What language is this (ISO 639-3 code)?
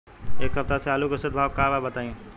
bho